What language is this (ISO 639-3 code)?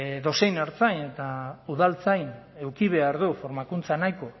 eus